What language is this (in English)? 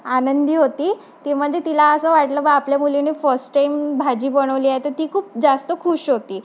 Marathi